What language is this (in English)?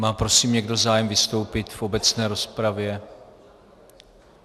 Czech